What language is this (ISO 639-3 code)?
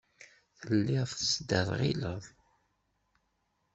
kab